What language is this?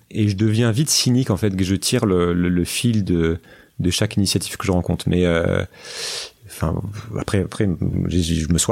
French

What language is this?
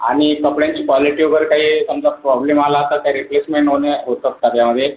Marathi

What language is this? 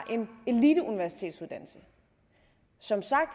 Danish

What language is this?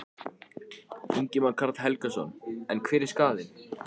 Icelandic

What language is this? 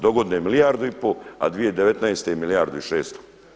Croatian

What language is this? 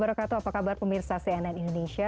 Indonesian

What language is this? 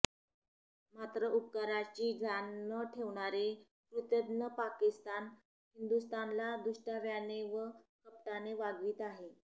Marathi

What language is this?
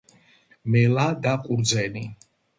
Georgian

